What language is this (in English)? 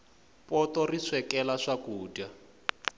Tsonga